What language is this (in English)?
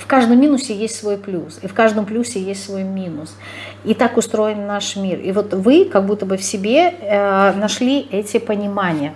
Russian